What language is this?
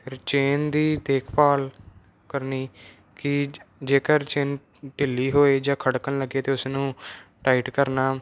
Punjabi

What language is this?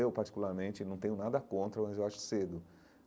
Portuguese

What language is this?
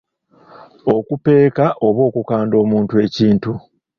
Ganda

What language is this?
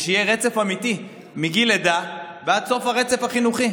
Hebrew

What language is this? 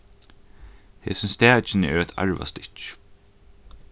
Faroese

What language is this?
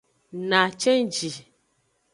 Aja (Benin)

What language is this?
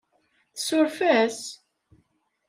Kabyle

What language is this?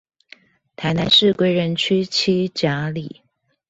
Chinese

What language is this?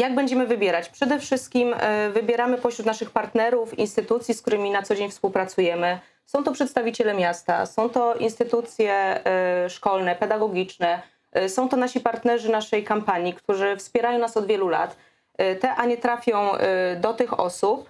Polish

